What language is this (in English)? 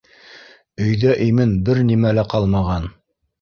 Bashkir